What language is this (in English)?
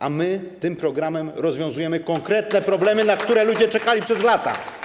Polish